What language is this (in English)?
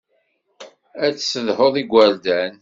Kabyle